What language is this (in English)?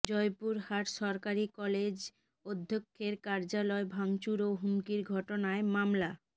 Bangla